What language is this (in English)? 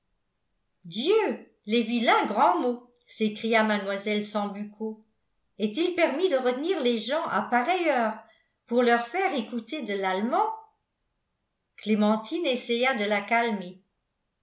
French